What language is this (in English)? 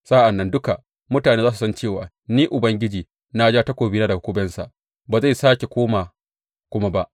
Hausa